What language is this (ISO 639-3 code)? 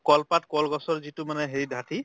asm